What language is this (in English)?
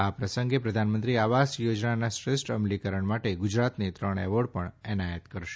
Gujarati